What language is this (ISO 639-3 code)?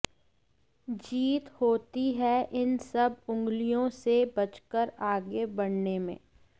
hin